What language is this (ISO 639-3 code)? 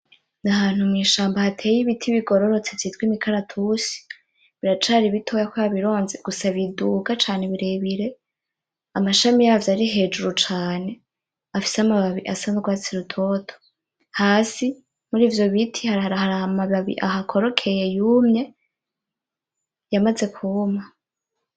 run